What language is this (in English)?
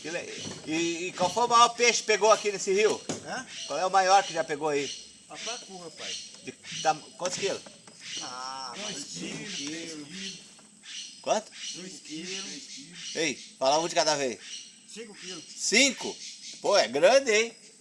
Portuguese